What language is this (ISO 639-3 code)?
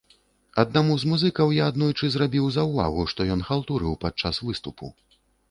bel